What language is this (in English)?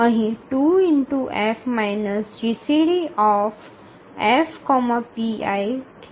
Gujarati